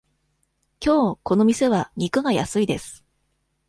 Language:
Japanese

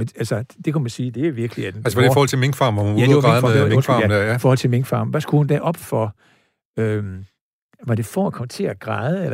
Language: Danish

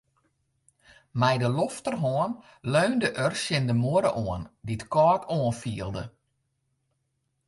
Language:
Western Frisian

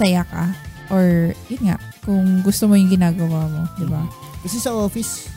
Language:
Filipino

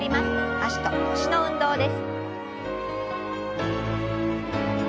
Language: Japanese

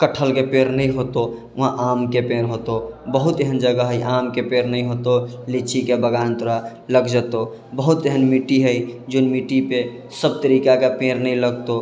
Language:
Maithili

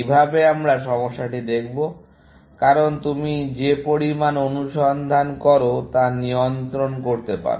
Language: Bangla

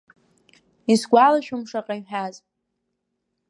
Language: Abkhazian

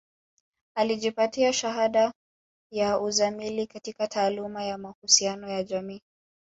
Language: Swahili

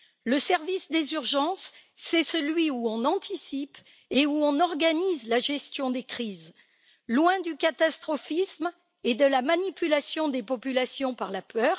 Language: French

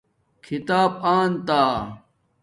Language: Domaaki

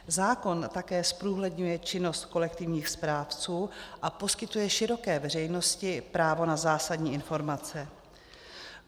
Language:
Czech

